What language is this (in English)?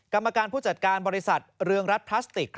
Thai